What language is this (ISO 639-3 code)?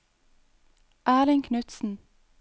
nor